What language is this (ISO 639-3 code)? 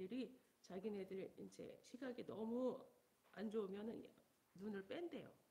kor